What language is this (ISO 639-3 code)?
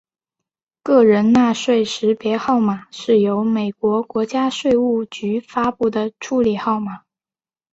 zho